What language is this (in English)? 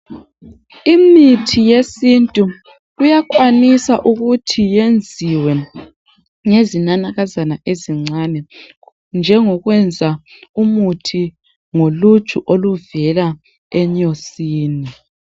North Ndebele